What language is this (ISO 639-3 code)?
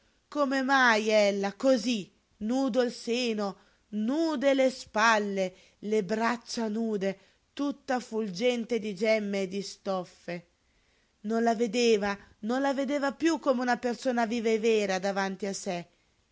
ita